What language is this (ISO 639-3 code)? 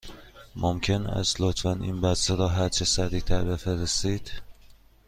fas